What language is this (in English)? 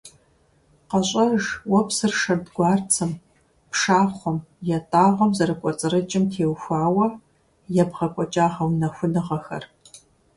Kabardian